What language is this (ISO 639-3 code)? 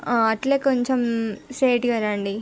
tel